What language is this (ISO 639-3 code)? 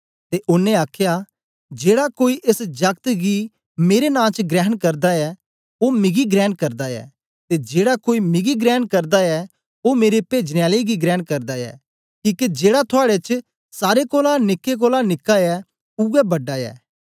doi